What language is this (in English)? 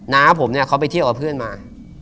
Thai